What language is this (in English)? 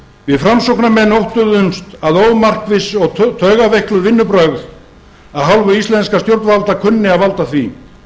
Icelandic